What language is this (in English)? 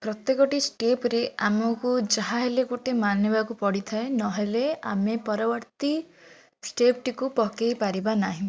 Odia